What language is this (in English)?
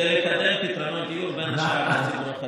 Hebrew